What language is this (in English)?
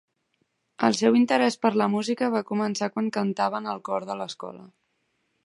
Catalan